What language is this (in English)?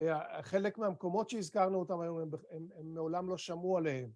Hebrew